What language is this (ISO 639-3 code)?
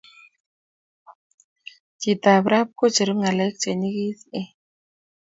kln